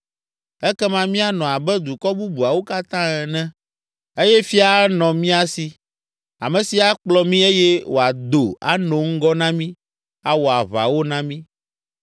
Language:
Ewe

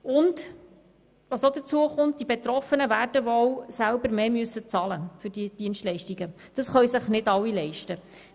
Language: Swiss German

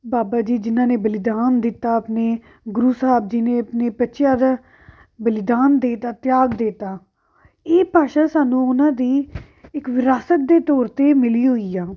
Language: Punjabi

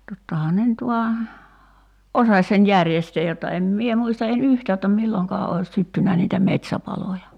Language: Finnish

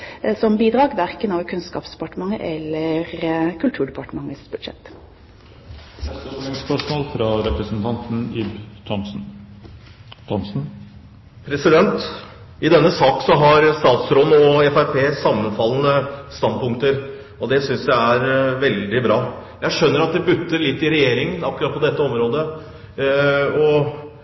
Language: Norwegian Bokmål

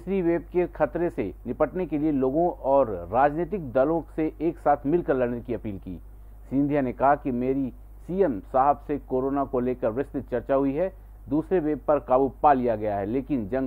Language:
Hindi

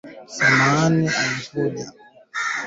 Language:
Swahili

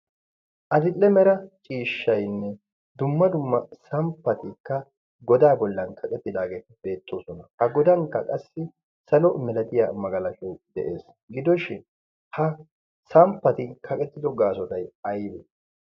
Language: Wolaytta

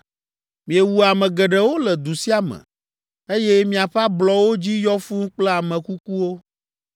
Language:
Ewe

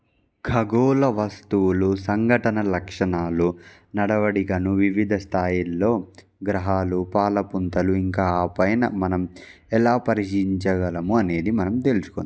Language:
Telugu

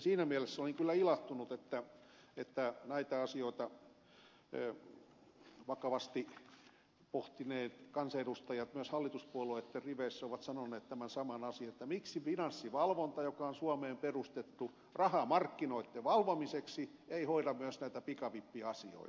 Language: Finnish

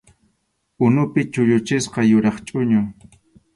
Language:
Arequipa-La Unión Quechua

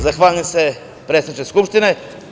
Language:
Serbian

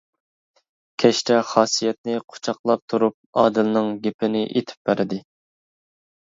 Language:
Uyghur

